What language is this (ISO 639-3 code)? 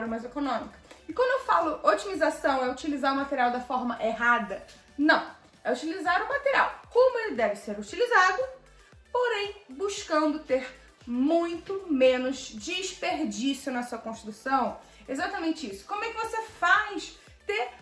por